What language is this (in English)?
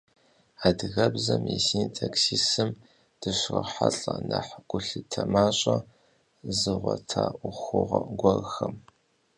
Kabardian